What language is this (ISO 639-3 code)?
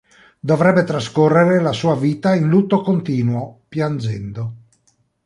ita